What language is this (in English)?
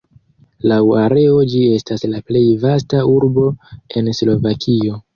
Esperanto